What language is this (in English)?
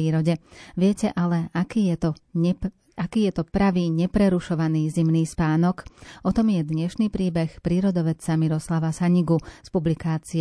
Slovak